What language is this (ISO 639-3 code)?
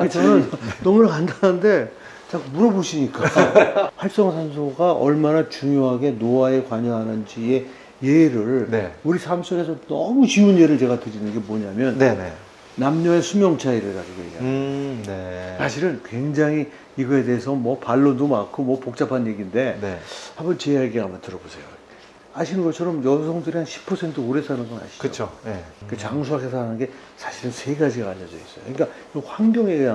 kor